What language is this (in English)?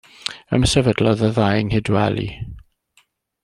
Welsh